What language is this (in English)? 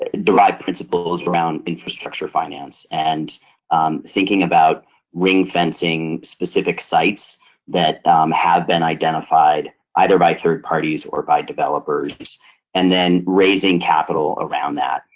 English